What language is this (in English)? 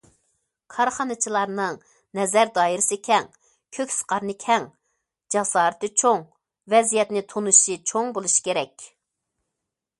Uyghur